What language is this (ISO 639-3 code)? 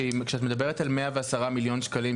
heb